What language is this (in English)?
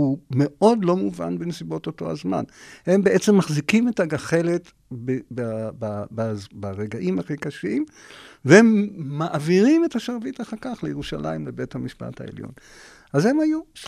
Hebrew